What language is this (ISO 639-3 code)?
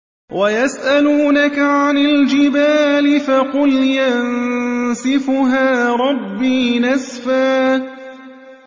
ara